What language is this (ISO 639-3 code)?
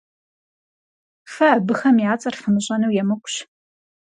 kbd